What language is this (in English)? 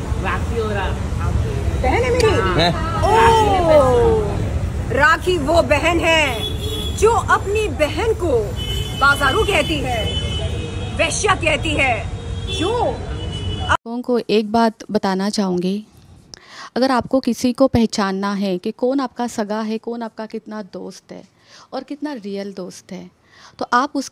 Hindi